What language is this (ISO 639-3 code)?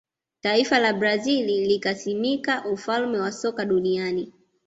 swa